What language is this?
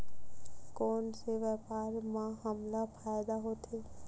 Chhattisgarhi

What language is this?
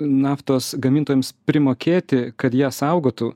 Lithuanian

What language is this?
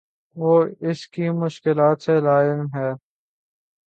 Urdu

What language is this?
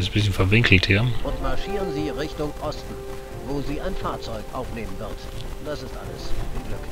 German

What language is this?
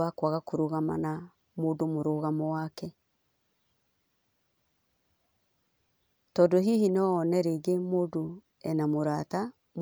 Kikuyu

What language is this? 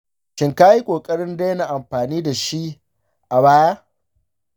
Hausa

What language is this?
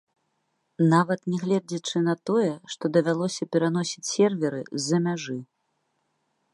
Belarusian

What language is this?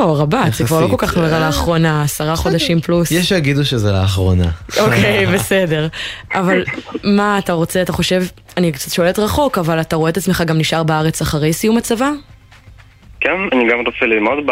Hebrew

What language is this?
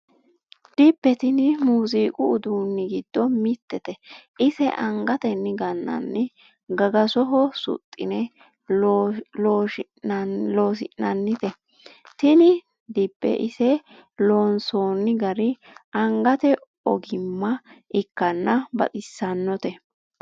Sidamo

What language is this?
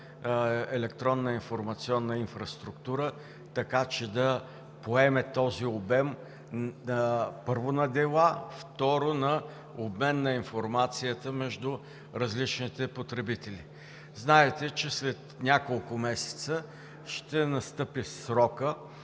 Bulgarian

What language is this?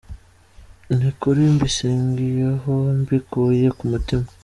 Kinyarwanda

